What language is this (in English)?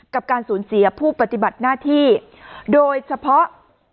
Thai